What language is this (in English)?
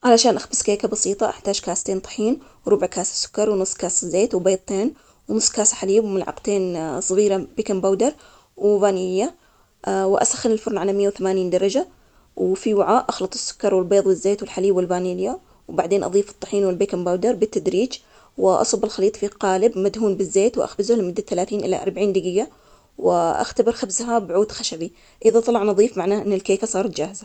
Omani Arabic